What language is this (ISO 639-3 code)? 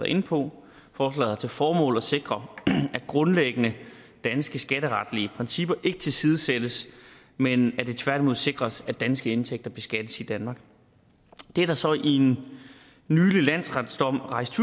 dan